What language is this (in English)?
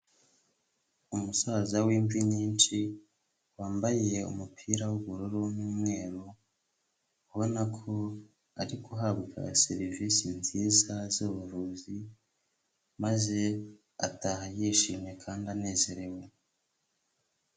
Kinyarwanda